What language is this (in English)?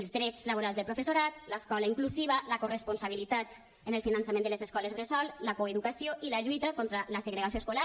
Catalan